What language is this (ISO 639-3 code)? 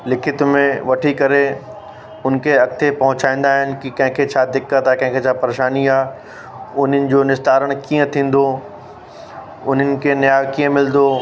snd